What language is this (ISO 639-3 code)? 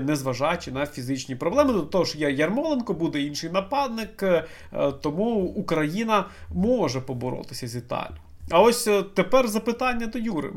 ukr